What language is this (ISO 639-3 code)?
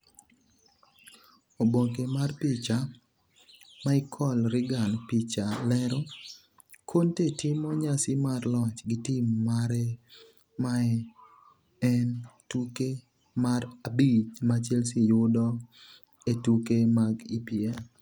luo